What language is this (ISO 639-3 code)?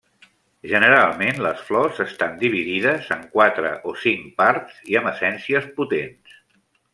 cat